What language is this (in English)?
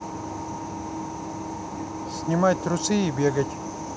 Russian